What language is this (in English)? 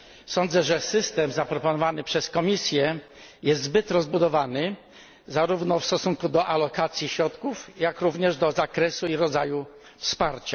Polish